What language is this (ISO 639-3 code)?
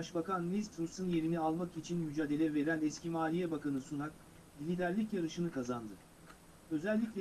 tur